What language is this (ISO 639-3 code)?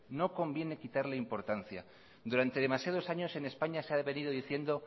spa